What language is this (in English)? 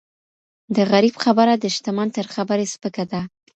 Pashto